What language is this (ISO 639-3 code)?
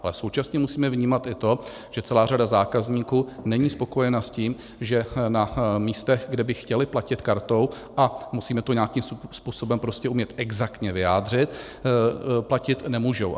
ces